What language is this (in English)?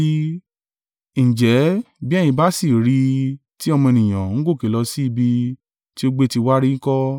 Yoruba